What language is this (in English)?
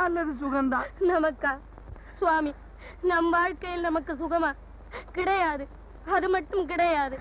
Tamil